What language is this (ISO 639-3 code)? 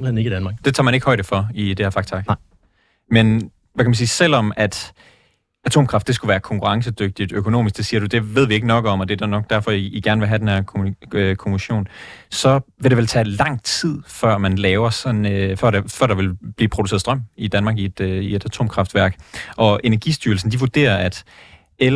dan